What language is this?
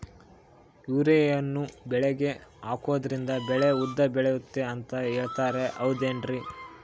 Kannada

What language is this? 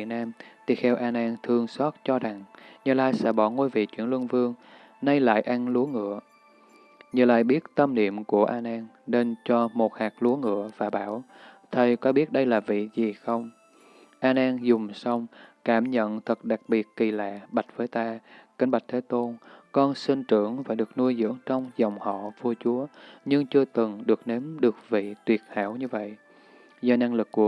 Vietnamese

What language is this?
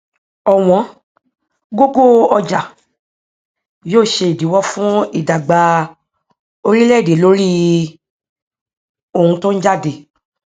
Yoruba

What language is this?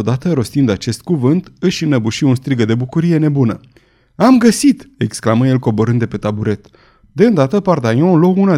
Romanian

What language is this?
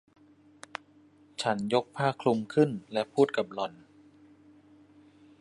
Thai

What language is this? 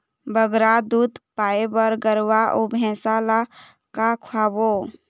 Chhattisgarhi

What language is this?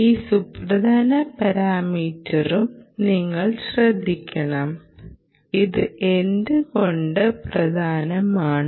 Malayalam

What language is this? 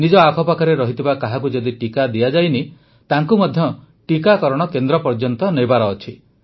Odia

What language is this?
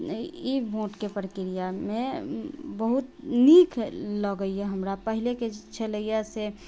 Maithili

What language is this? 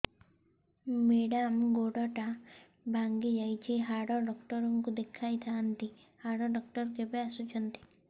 Odia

